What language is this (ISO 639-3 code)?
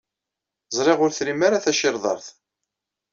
kab